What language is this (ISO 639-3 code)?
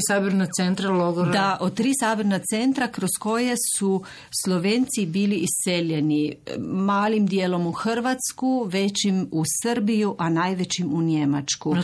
hrv